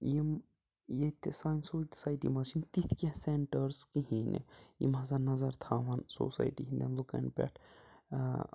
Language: Kashmiri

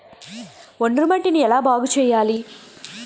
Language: Telugu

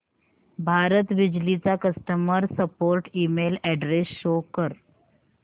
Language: Marathi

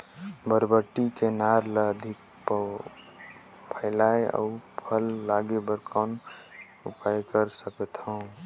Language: Chhattisgarhi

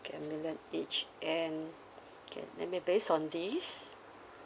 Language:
English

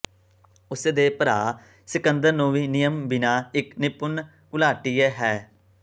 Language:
Punjabi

